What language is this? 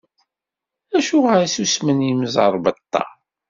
Kabyle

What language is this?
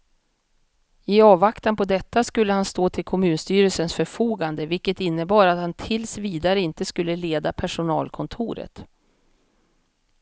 Swedish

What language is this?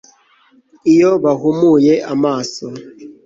Kinyarwanda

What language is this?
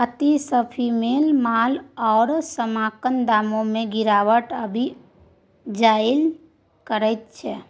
Maithili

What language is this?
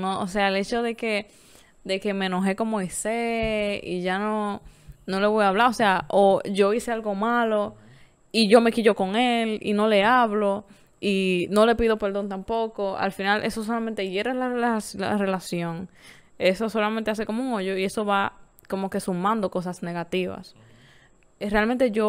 Spanish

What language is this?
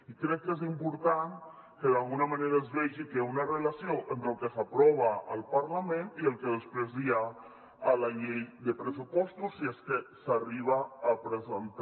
Catalan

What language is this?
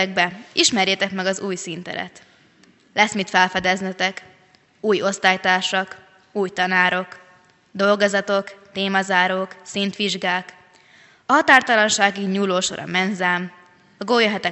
Hungarian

